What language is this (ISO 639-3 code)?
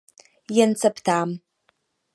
ces